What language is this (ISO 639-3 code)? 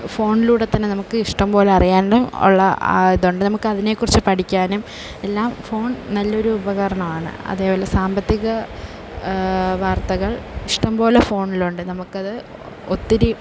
mal